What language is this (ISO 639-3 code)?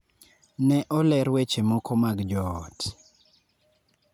luo